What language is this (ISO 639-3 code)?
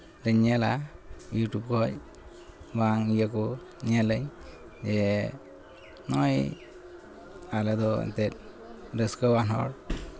sat